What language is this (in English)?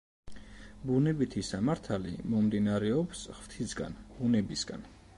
Georgian